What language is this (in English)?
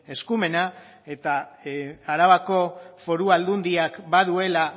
Basque